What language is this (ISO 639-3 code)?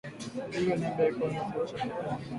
swa